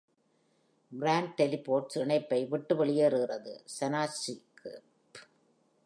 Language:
Tamil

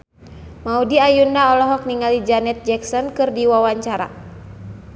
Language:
Sundanese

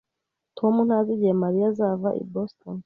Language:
Kinyarwanda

